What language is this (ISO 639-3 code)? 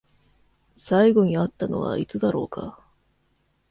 jpn